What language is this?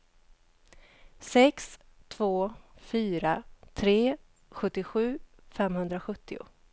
Swedish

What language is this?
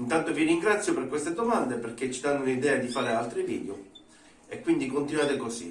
Italian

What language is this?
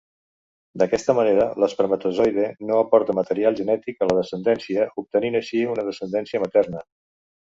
Catalan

